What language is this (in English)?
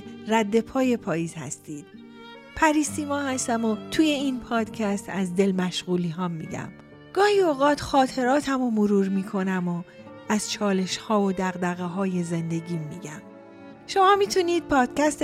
Persian